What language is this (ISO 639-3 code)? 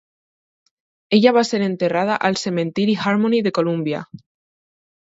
cat